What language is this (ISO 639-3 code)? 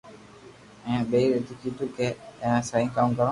lrk